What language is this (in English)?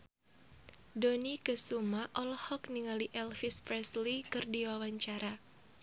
Sundanese